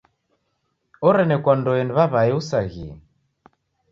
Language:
Taita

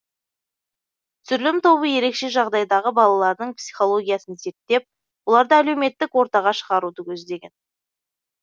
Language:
Kazakh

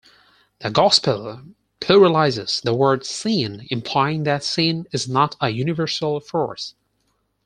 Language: English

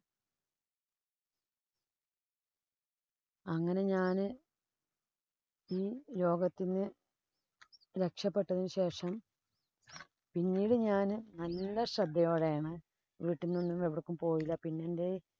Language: Malayalam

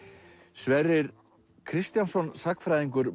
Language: Icelandic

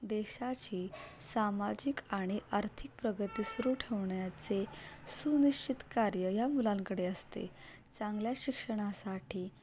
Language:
Marathi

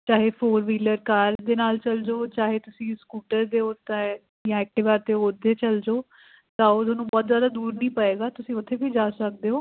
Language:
Punjabi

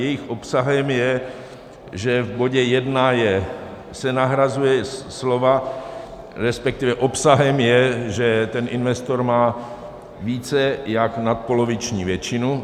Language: Czech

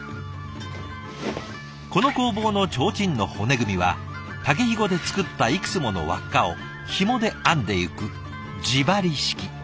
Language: Japanese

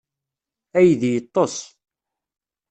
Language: Kabyle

